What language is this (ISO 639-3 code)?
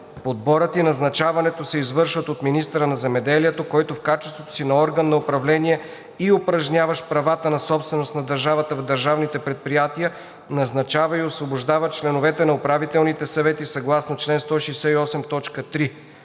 bul